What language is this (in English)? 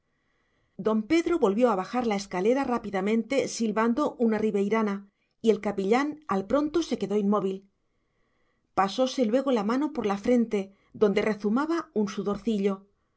Spanish